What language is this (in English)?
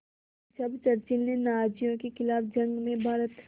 Hindi